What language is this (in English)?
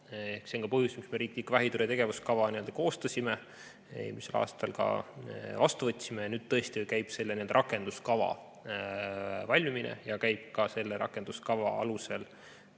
Estonian